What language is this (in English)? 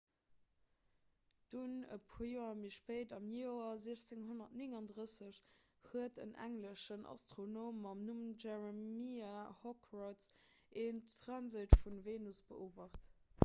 Luxembourgish